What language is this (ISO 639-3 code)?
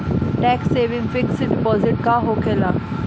bho